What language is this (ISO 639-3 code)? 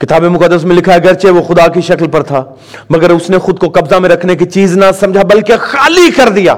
urd